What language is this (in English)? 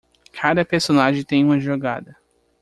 Portuguese